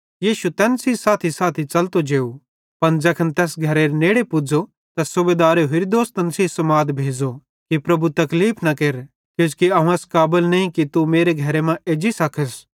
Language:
Bhadrawahi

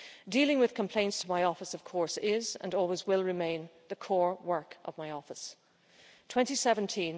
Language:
English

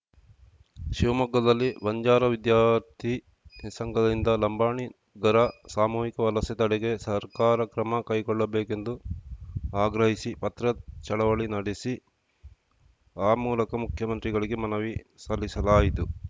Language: Kannada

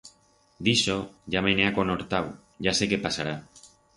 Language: Aragonese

